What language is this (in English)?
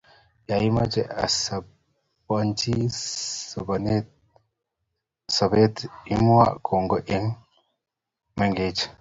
Kalenjin